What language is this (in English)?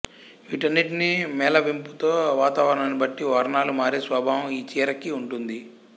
Telugu